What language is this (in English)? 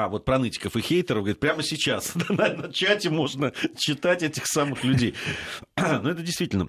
Russian